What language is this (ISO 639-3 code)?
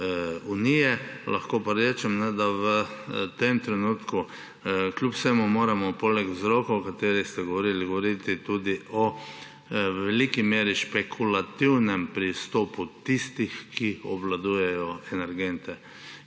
slv